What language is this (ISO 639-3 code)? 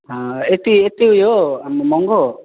nep